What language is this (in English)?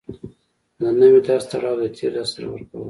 Pashto